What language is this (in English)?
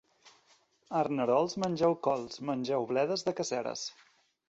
Catalan